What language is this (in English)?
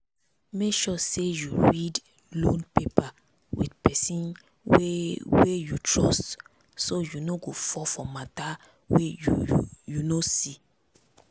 Nigerian Pidgin